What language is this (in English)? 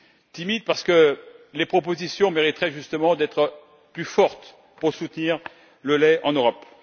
French